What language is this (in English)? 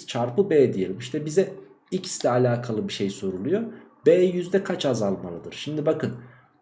Turkish